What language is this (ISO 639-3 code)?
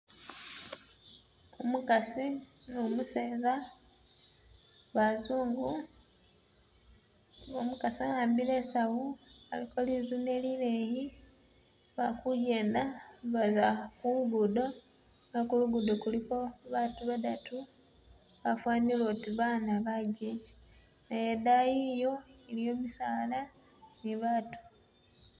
myx